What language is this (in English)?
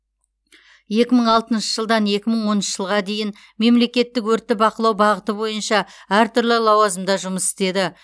Kazakh